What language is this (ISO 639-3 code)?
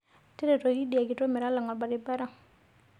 mas